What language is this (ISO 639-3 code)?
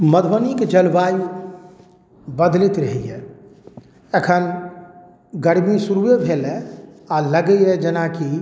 mai